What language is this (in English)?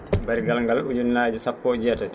Fula